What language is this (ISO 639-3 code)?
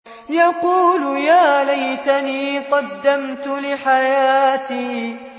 ara